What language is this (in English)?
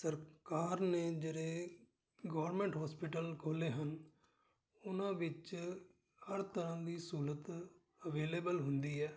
Punjabi